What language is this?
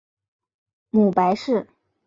Chinese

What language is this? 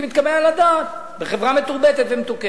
Hebrew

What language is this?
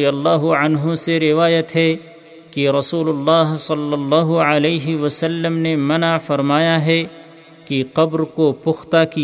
Urdu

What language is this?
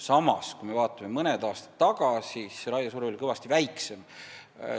Estonian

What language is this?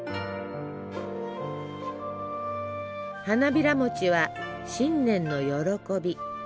Japanese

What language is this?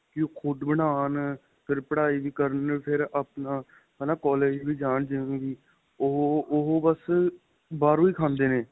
Punjabi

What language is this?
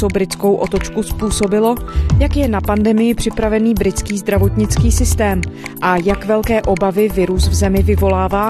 Czech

